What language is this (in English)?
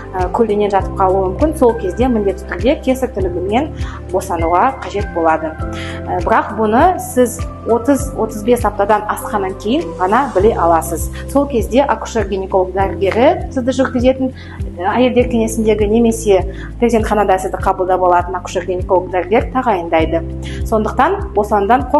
Russian